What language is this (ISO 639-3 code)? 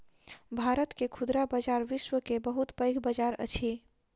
mai